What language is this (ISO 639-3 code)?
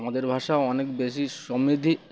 ben